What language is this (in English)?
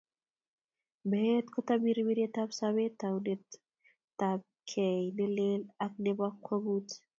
Kalenjin